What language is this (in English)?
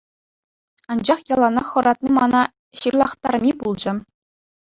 Chuvash